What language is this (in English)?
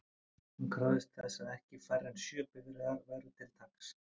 Icelandic